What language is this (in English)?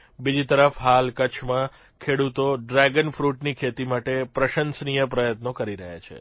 Gujarati